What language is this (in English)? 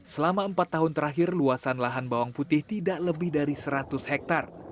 Indonesian